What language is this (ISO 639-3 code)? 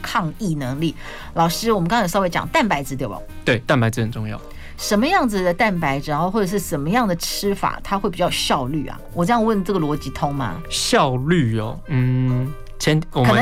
zho